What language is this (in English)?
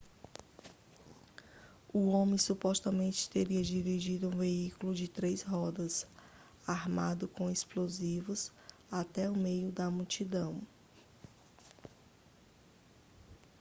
Portuguese